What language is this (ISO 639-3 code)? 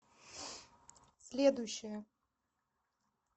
rus